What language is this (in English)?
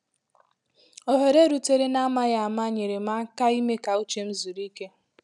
Igbo